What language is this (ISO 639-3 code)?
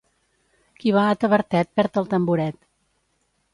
cat